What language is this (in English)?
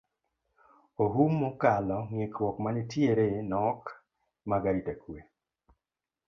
Luo (Kenya and Tanzania)